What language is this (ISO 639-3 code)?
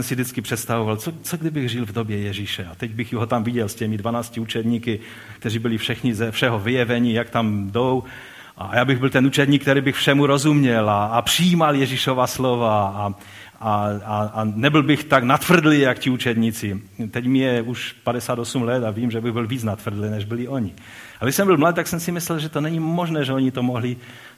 ces